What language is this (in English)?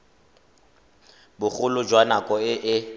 Tswana